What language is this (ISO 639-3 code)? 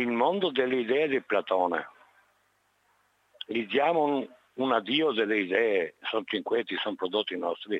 ita